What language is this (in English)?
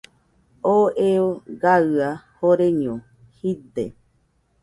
Nüpode Huitoto